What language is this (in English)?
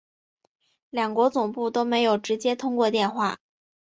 Chinese